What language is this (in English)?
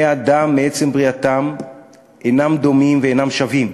Hebrew